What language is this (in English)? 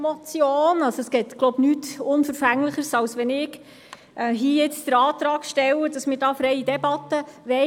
Swiss German